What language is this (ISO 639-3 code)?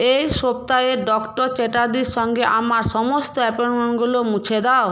ben